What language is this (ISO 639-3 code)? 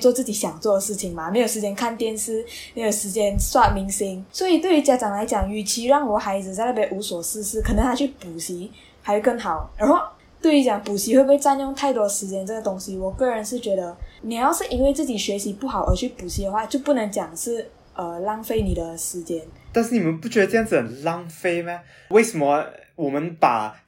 zho